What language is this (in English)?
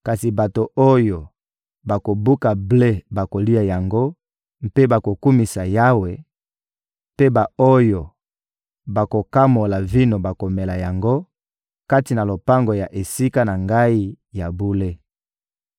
Lingala